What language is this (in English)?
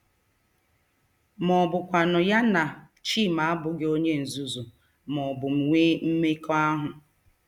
Igbo